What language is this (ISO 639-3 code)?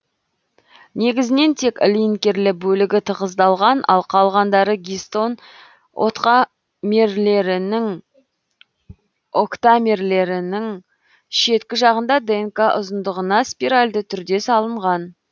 kaz